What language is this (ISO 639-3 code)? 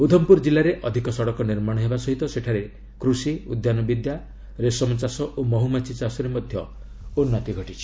ori